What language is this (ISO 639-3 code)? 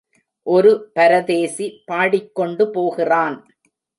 tam